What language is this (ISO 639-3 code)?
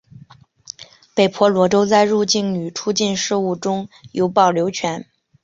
zho